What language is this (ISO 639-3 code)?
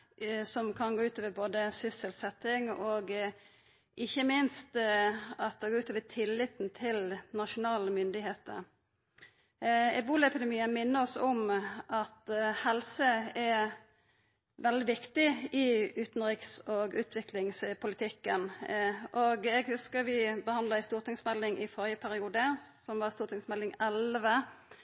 nno